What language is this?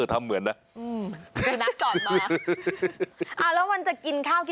Thai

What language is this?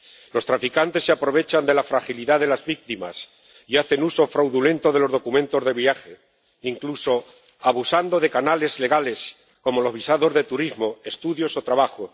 Spanish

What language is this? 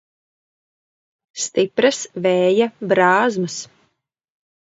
Latvian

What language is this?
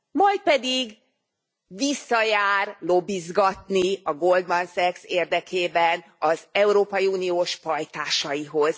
Hungarian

